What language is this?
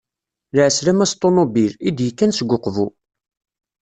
Kabyle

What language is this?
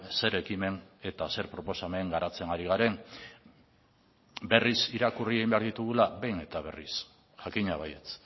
Basque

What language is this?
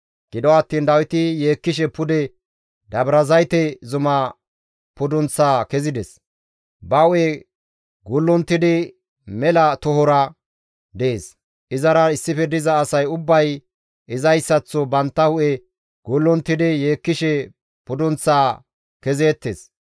Gamo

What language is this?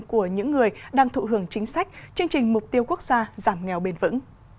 Vietnamese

